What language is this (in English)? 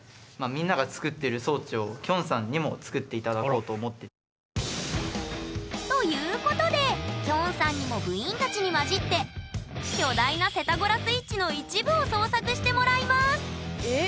Japanese